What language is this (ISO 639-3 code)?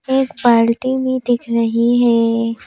hin